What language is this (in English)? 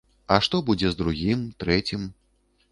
Belarusian